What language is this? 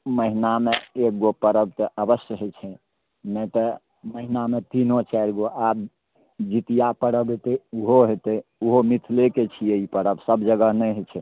Maithili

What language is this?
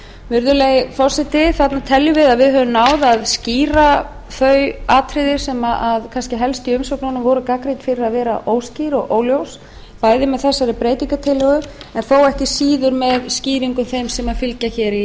Icelandic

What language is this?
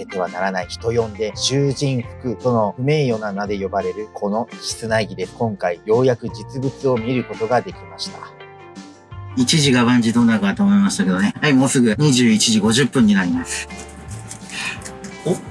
Japanese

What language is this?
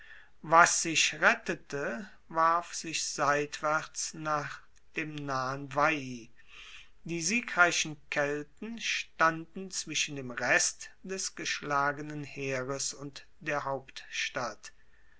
German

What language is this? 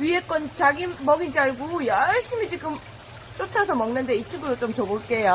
Korean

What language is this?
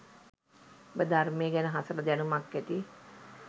Sinhala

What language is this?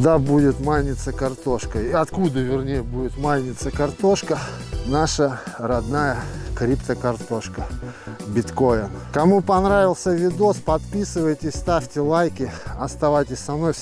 Russian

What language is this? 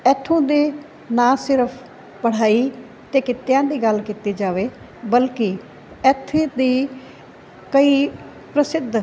Punjabi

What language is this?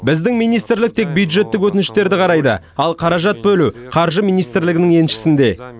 Kazakh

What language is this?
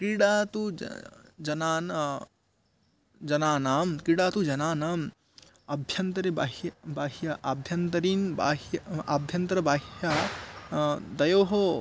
Sanskrit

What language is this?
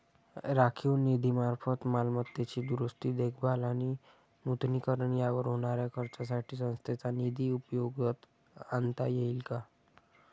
Marathi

